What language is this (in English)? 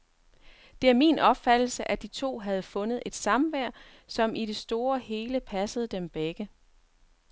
Danish